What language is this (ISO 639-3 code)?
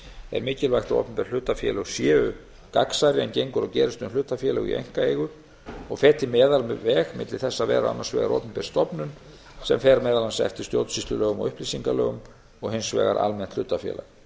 isl